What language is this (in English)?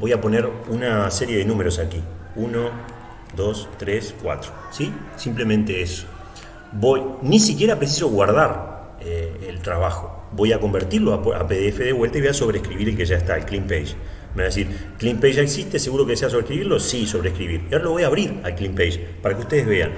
Spanish